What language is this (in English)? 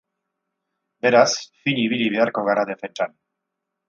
Basque